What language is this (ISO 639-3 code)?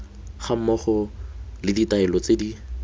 tsn